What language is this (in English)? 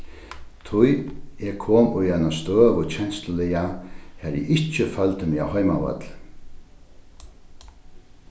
Faroese